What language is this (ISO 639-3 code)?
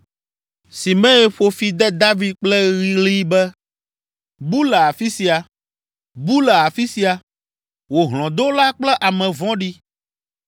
ewe